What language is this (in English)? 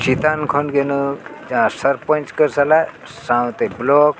Santali